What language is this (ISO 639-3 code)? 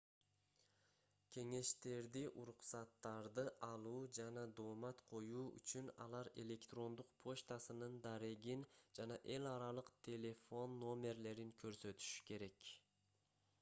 kir